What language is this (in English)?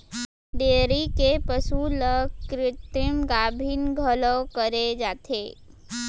Chhattisgarhi